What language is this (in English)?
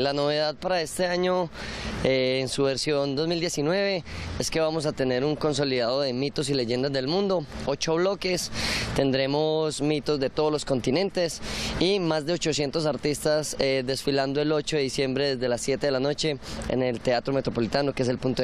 Spanish